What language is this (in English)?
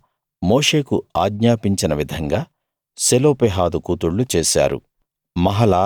Telugu